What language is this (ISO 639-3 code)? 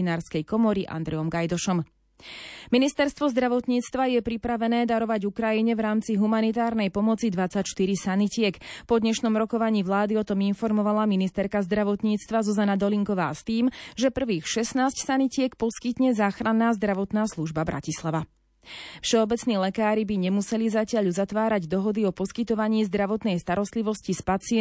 slk